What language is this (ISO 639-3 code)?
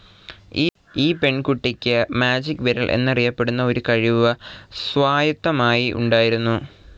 mal